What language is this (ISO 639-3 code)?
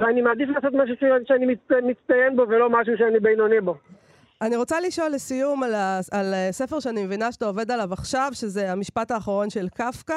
heb